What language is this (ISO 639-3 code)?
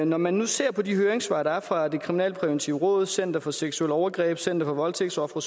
dan